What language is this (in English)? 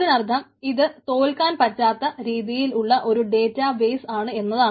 Malayalam